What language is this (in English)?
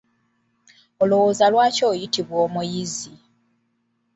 Ganda